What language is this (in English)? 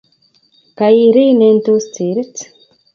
Kalenjin